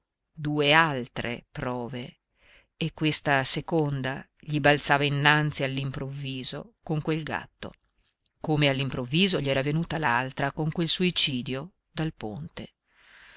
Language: Italian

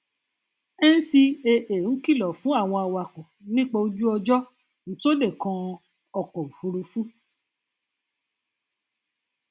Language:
Yoruba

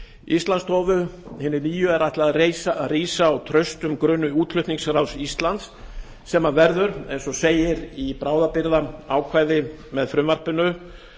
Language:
Icelandic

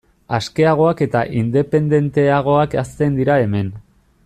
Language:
Basque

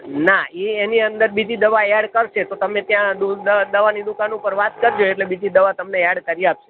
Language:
Gujarati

